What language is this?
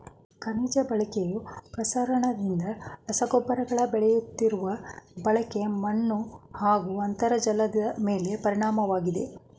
Kannada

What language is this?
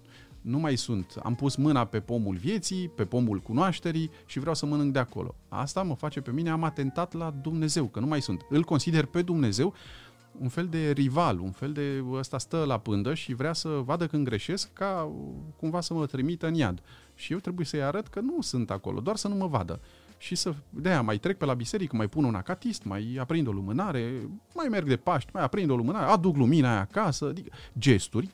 Romanian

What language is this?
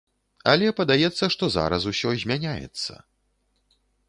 Belarusian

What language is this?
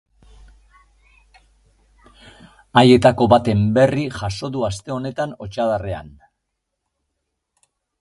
Basque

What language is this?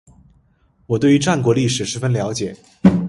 Chinese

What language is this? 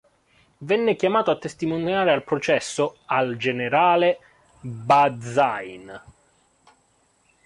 Italian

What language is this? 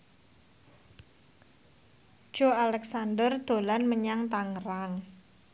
Javanese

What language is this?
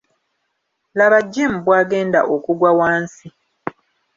Ganda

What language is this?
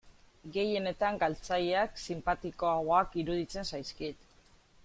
Basque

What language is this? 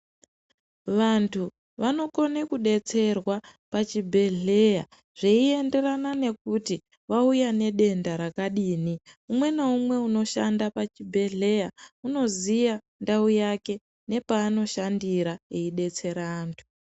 Ndau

